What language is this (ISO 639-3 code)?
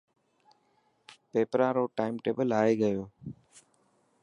mki